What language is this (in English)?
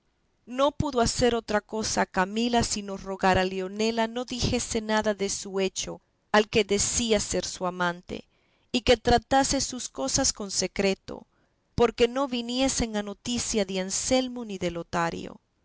Spanish